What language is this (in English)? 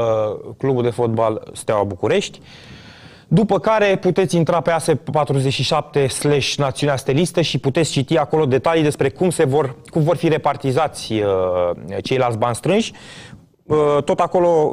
Romanian